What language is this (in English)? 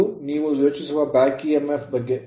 Kannada